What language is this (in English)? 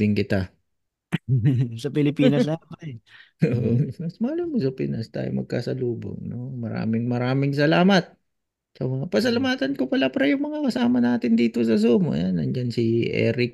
Filipino